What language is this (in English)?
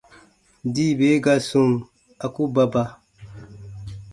Baatonum